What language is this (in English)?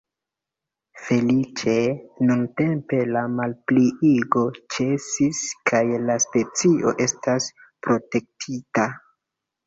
Esperanto